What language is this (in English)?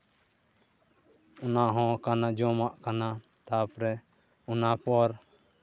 Santali